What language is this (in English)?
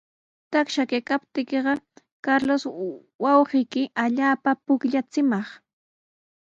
Sihuas Ancash Quechua